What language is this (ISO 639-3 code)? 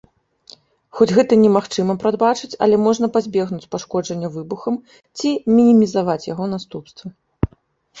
bel